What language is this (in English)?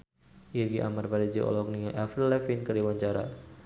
Sundanese